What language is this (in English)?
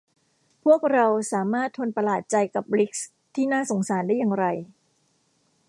Thai